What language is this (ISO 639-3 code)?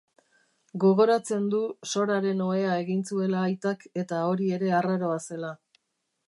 eus